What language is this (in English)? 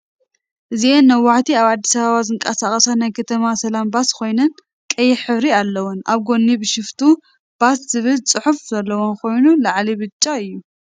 Tigrinya